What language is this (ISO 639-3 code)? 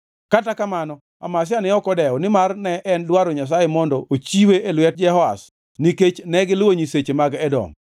luo